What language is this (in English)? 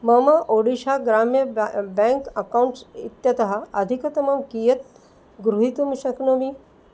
Sanskrit